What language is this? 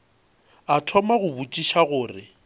Northern Sotho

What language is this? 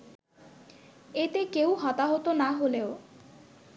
Bangla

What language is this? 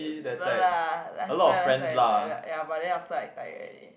English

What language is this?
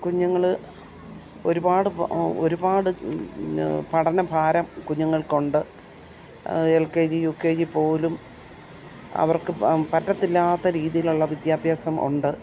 Malayalam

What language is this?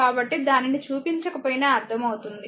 Telugu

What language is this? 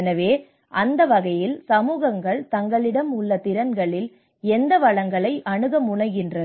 Tamil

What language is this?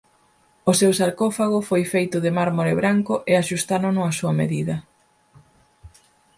Galician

